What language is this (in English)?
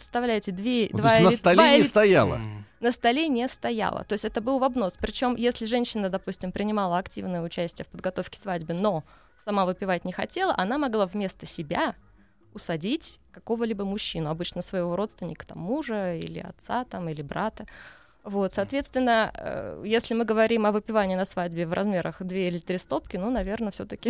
Russian